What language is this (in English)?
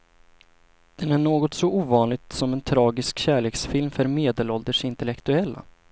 Swedish